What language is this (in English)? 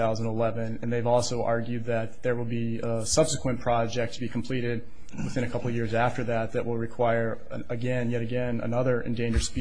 English